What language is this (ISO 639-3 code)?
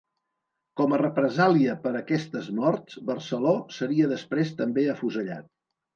cat